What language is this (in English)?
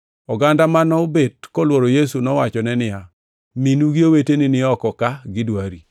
Luo (Kenya and Tanzania)